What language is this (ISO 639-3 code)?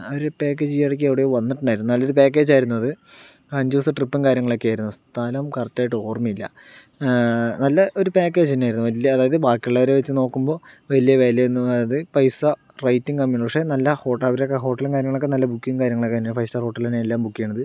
mal